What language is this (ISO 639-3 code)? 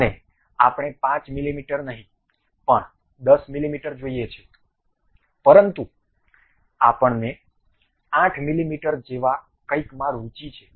guj